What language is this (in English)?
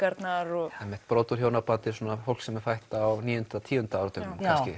Icelandic